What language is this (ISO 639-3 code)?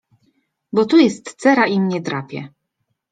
pol